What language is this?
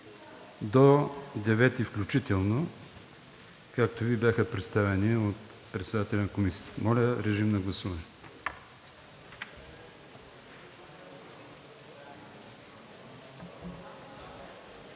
Bulgarian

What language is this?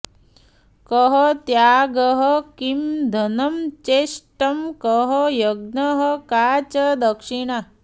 Sanskrit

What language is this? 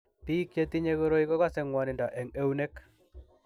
Kalenjin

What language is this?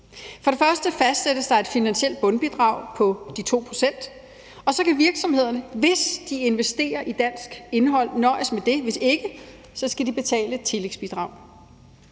Danish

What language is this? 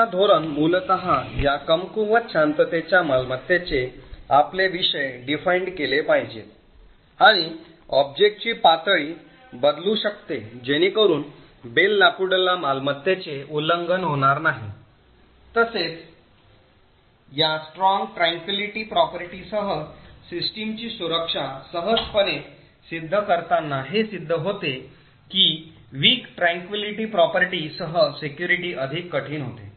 Marathi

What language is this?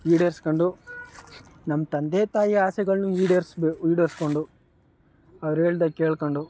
Kannada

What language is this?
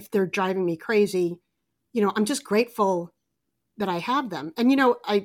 English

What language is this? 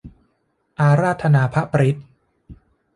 Thai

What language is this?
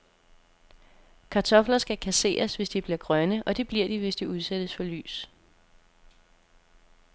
Danish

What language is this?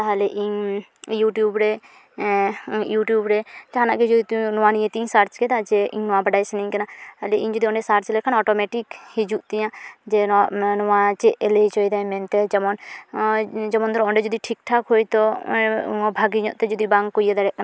Santali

